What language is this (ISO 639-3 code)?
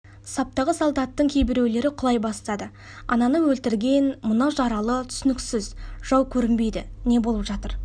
kaz